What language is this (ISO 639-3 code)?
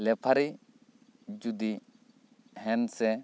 sat